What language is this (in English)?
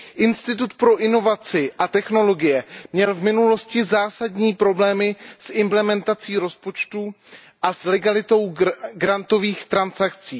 Czech